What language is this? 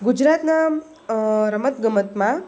Gujarati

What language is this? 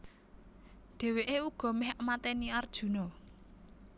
Javanese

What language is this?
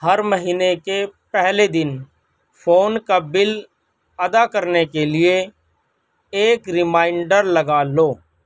Urdu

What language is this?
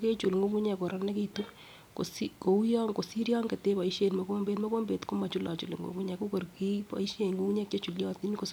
Kalenjin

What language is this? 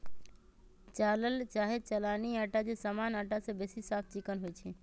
Magahi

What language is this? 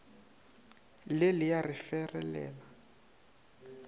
Northern Sotho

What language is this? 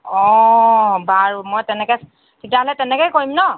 Assamese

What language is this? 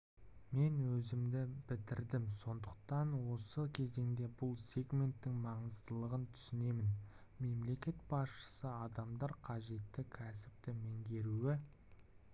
Kazakh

